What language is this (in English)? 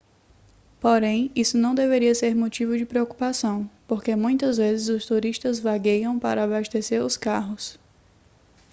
Portuguese